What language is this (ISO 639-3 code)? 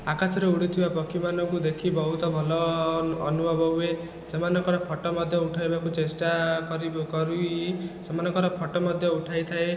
ori